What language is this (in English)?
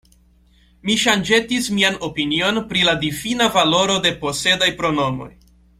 Esperanto